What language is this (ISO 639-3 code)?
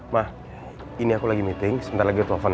ind